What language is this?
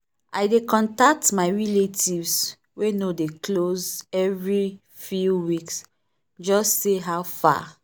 Nigerian Pidgin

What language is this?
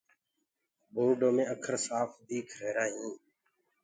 Gurgula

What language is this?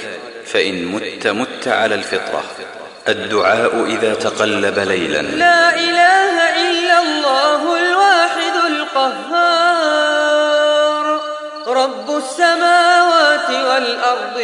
Arabic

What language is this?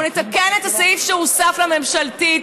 Hebrew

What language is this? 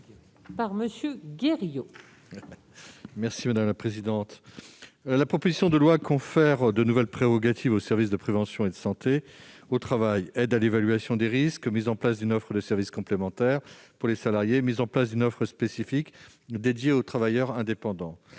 French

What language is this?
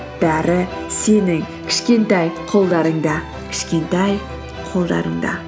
Kazakh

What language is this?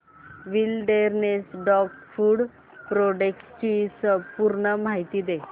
Marathi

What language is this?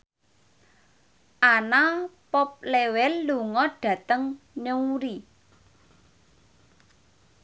Javanese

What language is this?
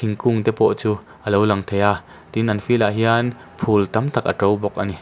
Mizo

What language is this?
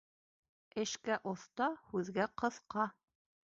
Bashkir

